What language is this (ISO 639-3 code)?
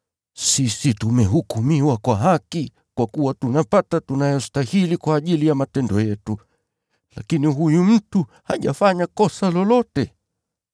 swa